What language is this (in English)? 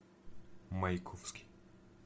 Russian